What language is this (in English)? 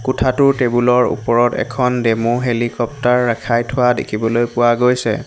Assamese